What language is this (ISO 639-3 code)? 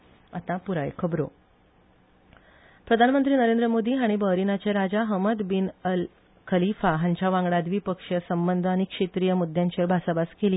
kok